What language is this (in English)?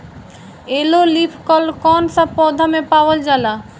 Bhojpuri